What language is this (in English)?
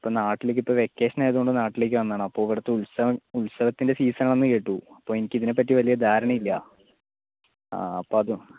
Malayalam